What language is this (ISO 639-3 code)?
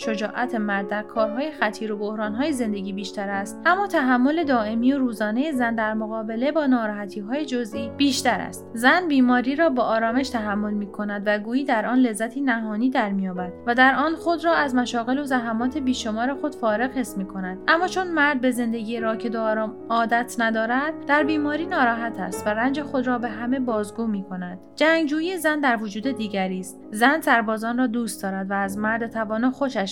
fas